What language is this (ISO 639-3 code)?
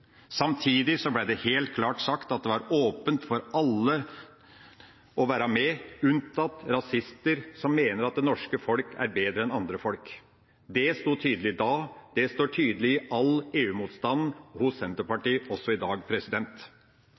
nob